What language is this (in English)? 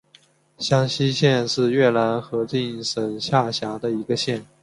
Chinese